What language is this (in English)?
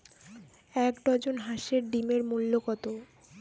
Bangla